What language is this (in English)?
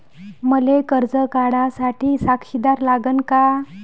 Marathi